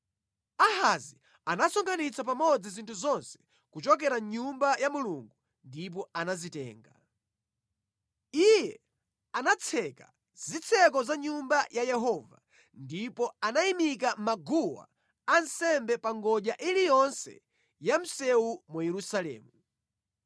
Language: Nyanja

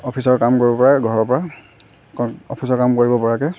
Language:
Assamese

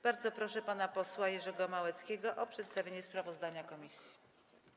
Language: Polish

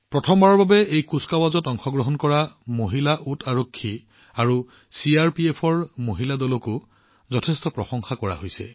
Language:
Assamese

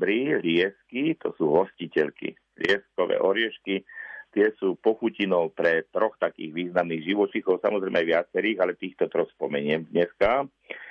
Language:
Slovak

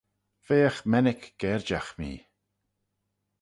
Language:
Manx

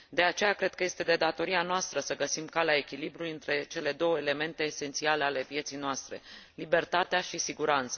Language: Romanian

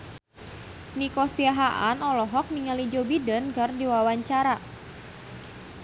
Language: Sundanese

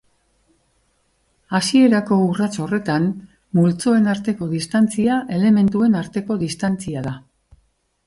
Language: Basque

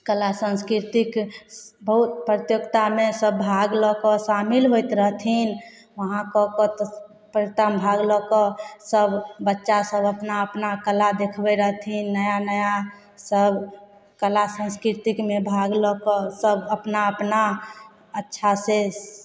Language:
Maithili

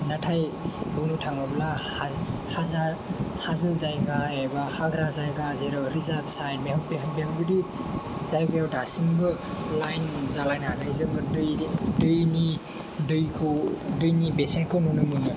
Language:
Bodo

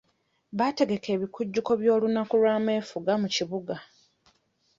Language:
Ganda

